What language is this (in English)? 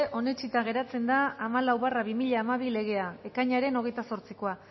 Basque